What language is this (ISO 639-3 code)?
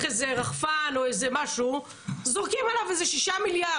heb